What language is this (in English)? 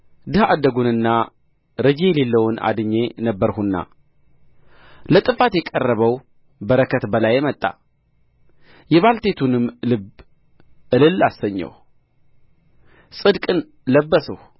Amharic